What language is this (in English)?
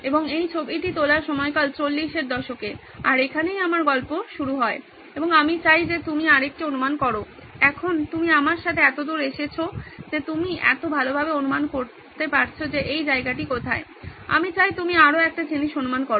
Bangla